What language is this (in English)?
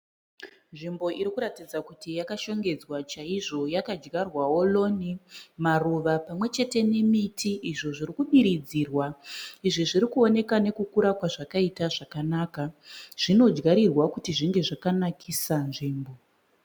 Shona